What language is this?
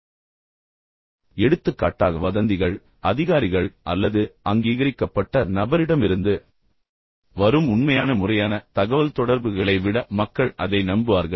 Tamil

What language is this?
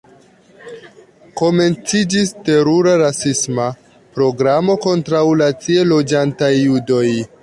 Esperanto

